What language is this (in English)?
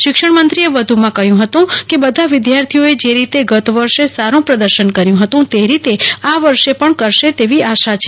Gujarati